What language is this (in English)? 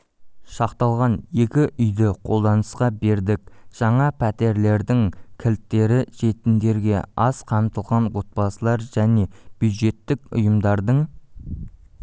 Kazakh